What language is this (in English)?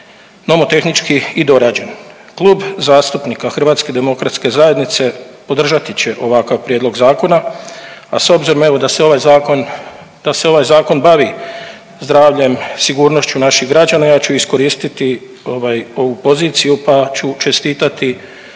Croatian